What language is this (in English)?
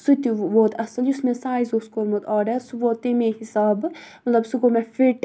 Kashmiri